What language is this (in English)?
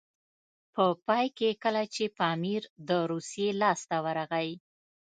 Pashto